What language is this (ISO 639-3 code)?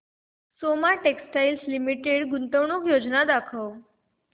mar